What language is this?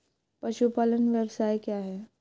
Hindi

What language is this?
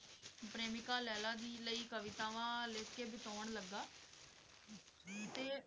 Punjabi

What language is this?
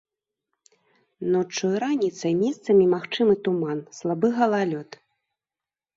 Belarusian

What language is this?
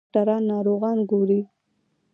Pashto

